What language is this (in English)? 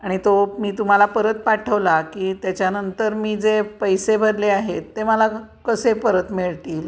Marathi